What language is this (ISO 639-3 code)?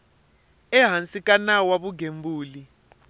tso